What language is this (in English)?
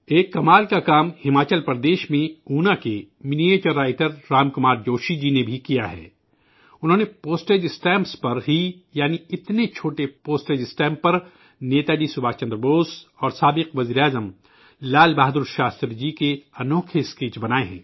Urdu